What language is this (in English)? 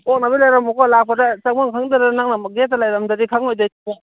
Manipuri